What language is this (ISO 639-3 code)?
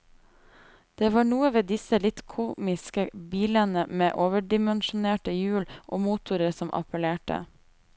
nor